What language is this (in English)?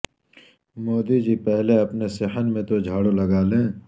Urdu